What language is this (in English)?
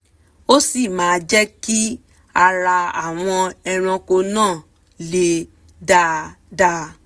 Yoruba